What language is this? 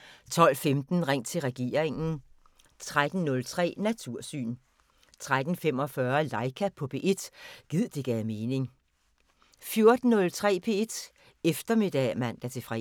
Danish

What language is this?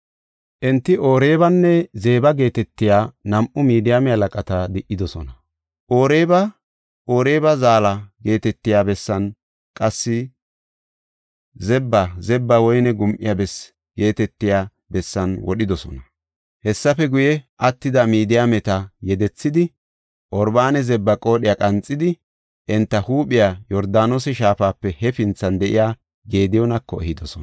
Gofa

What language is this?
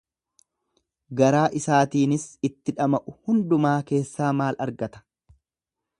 Oromo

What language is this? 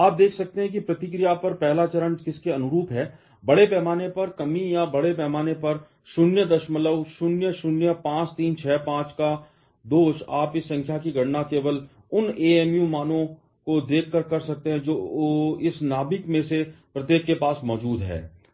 Hindi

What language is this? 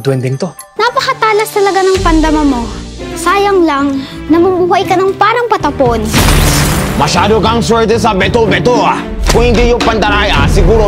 Filipino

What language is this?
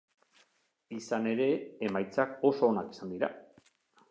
Basque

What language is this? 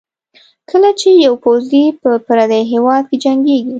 Pashto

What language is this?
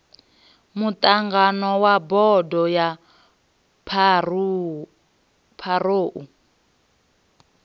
Venda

